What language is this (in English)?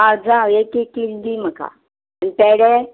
Konkani